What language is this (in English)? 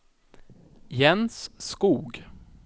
Swedish